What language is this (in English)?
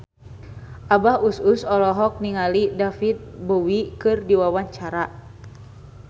Sundanese